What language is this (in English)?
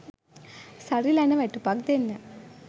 Sinhala